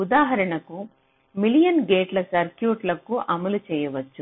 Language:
Telugu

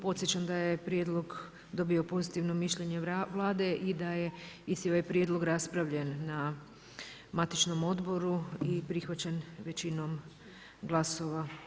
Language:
Croatian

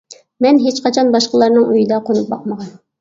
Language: Uyghur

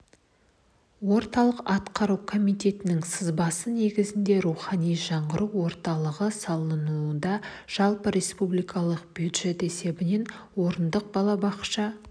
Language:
Kazakh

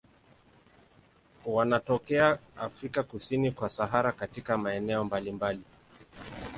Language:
Swahili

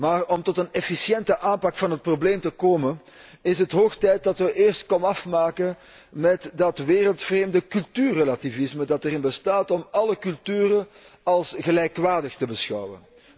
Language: Dutch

